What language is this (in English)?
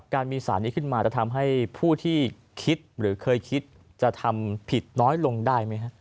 Thai